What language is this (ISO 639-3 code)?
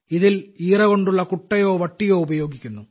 mal